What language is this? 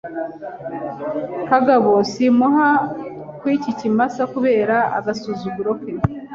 Kinyarwanda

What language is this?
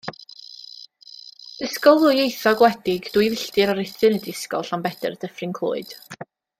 Welsh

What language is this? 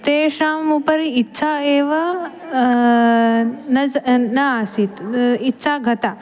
Sanskrit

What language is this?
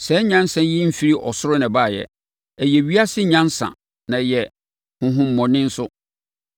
Akan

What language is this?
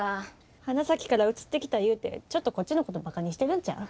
Japanese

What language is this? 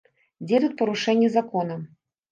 Belarusian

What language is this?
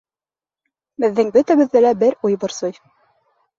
Bashkir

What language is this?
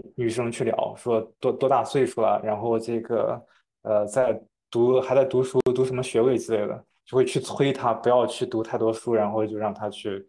Chinese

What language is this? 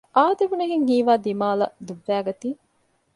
Divehi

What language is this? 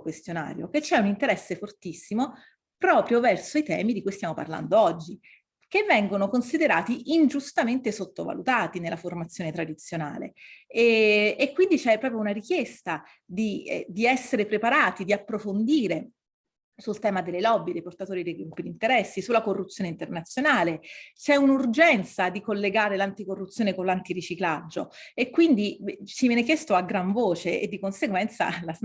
Italian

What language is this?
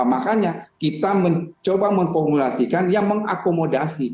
Indonesian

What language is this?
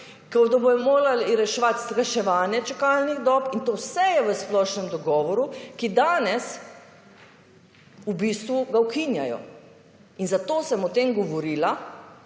Slovenian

